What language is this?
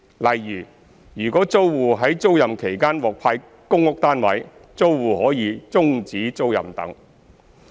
Cantonese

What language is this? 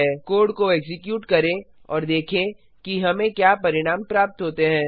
Hindi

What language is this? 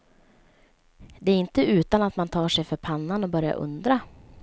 Swedish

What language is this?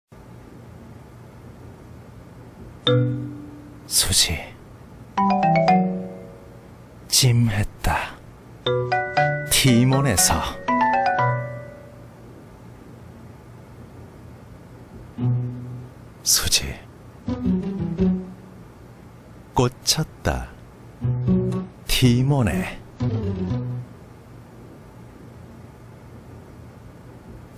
Korean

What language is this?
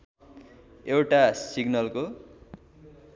Nepali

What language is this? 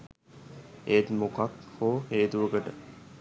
Sinhala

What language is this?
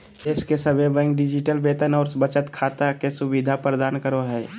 Magahi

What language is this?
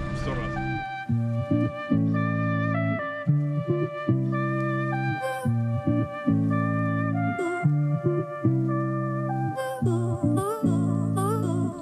Russian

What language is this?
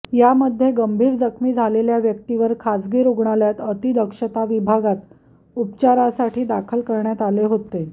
Marathi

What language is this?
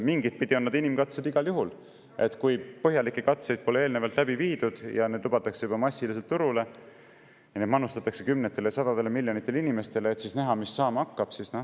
Estonian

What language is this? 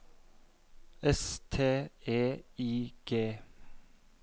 Norwegian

